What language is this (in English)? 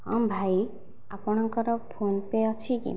Odia